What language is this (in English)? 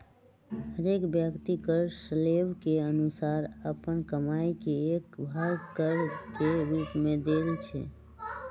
Magahi